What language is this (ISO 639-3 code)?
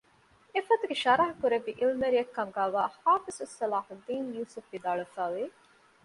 div